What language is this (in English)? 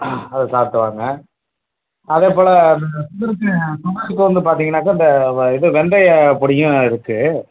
Tamil